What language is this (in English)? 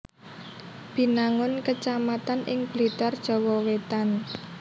Javanese